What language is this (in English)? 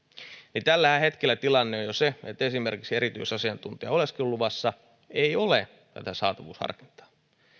Finnish